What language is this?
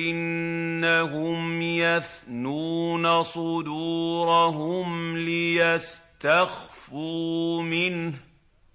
Arabic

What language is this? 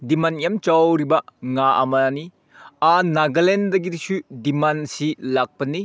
Manipuri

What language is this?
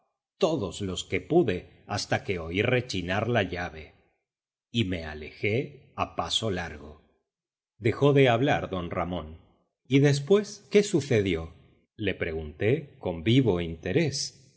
Spanish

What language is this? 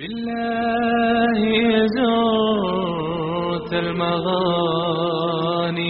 Croatian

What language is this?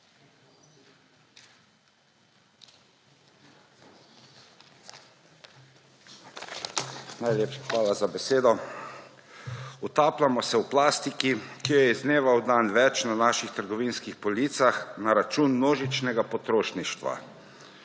Slovenian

